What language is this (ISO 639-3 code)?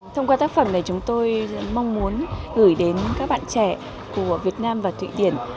vie